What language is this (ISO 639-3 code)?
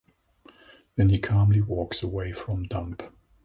eng